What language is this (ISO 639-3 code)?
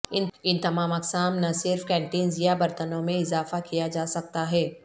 urd